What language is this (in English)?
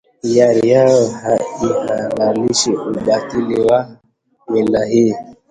Swahili